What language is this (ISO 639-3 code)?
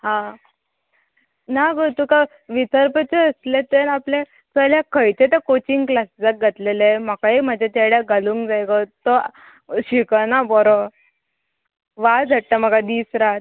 kok